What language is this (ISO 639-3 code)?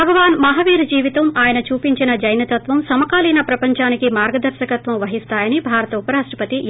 tel